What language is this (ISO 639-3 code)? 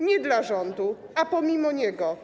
pol